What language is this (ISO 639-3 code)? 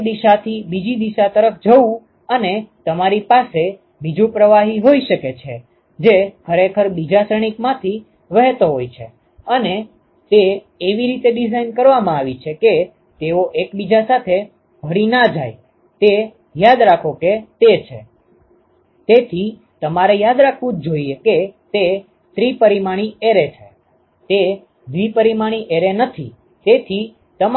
guj